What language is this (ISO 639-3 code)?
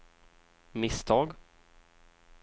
swe